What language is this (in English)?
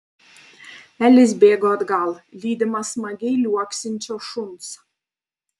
Lithuanian